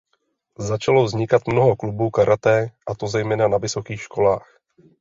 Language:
Czech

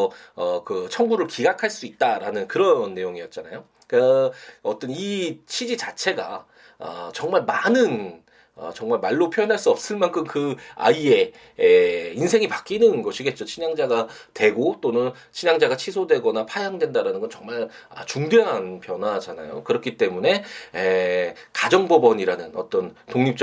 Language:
Korean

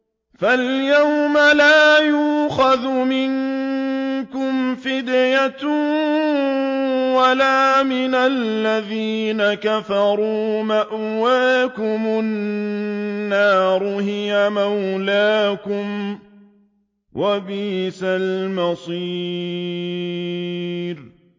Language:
Arabic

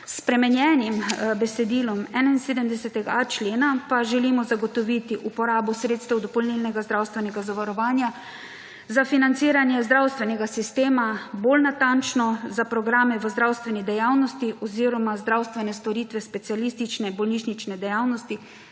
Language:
Slovenian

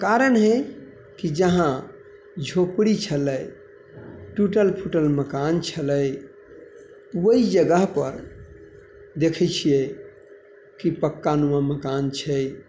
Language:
Maithili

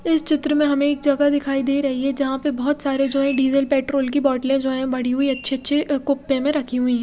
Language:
Hindi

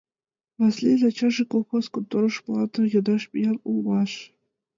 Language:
Mari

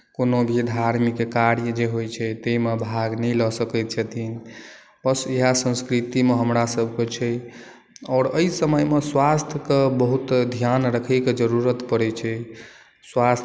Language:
Maithili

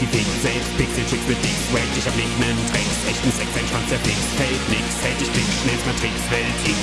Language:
German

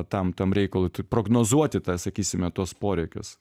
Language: Lithuanian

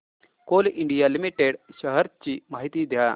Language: Marathi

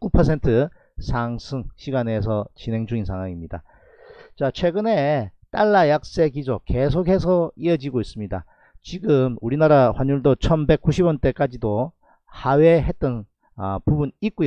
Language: Korean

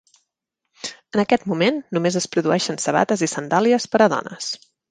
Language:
Catalan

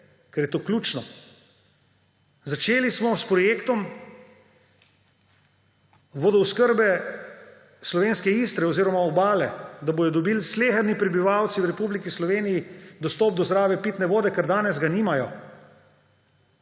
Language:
Slovenian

